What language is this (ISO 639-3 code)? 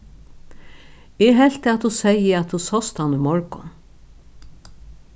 fao